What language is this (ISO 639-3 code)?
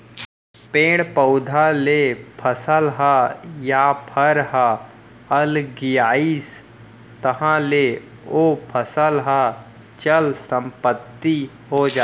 hne